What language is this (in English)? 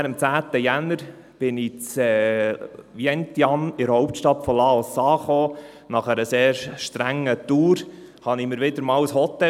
Swiss German